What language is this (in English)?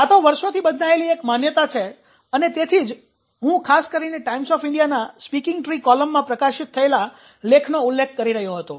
Gujarati